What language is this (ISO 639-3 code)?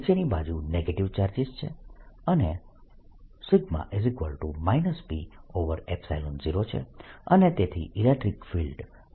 guj